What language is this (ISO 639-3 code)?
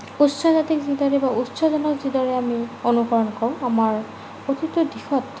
asm